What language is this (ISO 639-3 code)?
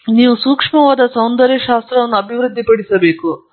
kan